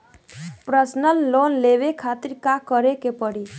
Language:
Bhojpuri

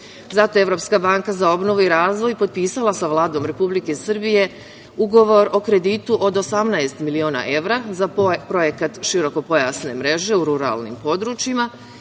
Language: Serbian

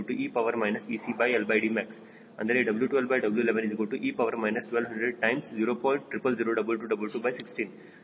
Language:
Kannada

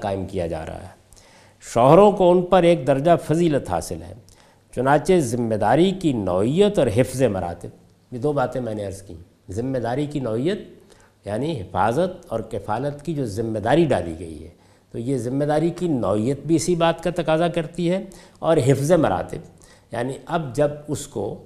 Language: Urdu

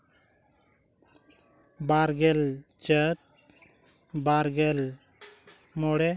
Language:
Santali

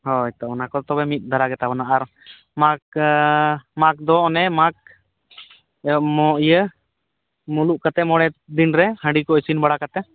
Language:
Santali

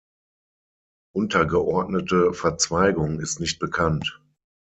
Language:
German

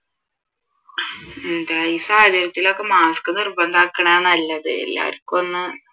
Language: Malayalam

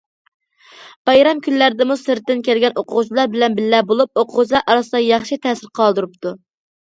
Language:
Uyghur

